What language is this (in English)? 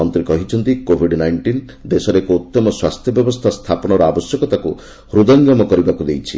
Odia